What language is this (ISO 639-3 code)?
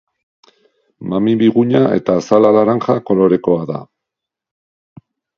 eus